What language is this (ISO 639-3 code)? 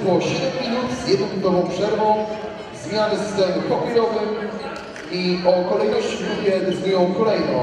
pol